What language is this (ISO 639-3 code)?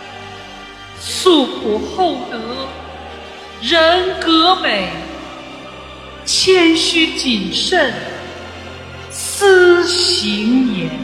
zho